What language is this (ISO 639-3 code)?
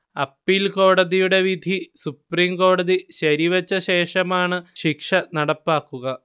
mal